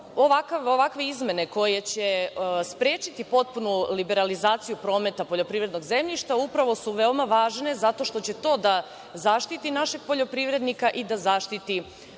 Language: Serbian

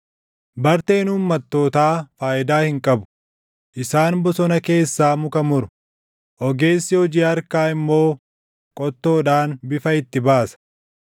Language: Oromo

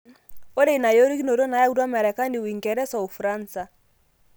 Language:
Masai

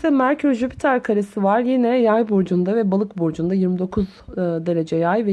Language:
Turkish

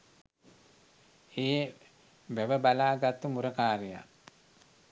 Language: Sinhala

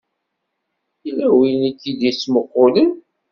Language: Kabyle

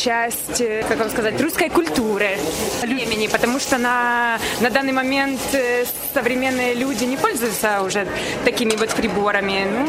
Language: Russian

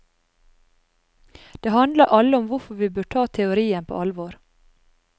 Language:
Norwegian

